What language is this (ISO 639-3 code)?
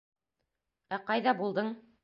bak